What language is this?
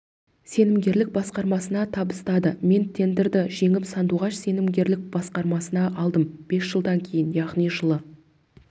Kazakh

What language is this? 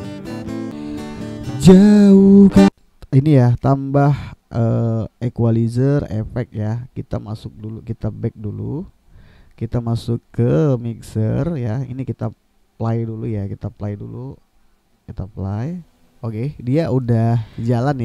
Indonesian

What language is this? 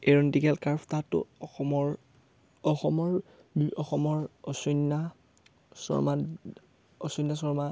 Assamese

